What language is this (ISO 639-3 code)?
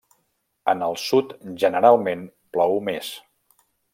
cat